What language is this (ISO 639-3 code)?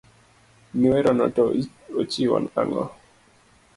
luo